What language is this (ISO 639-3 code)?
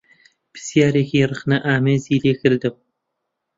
ckb